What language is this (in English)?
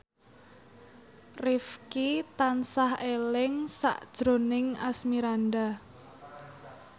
Javanese